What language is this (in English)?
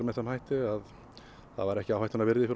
Icelandic